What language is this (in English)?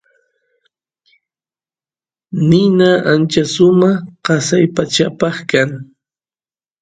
Santiago del Estero Quichua